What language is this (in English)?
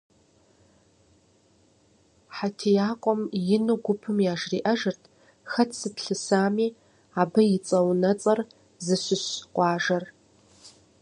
Kabardian